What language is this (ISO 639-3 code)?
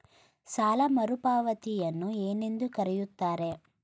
kan